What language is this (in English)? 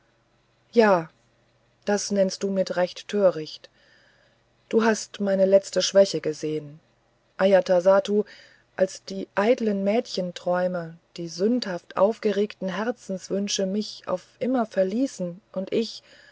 German